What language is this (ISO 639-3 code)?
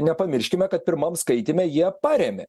lit